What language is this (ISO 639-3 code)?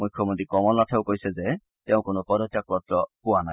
asm